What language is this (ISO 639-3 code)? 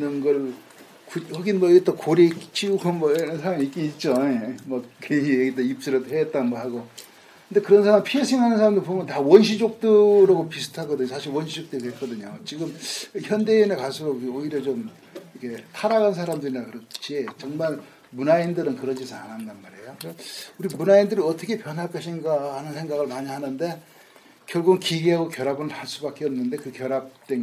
kor